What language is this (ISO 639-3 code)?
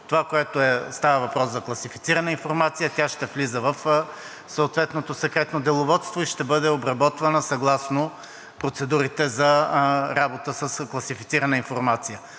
bul